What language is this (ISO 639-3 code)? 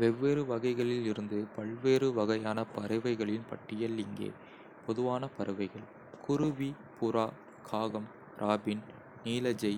kfe